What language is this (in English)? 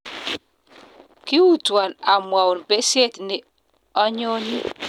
Kalenjin